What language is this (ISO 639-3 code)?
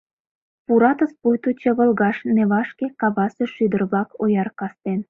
chm